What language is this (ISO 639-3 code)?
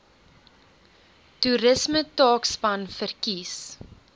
afr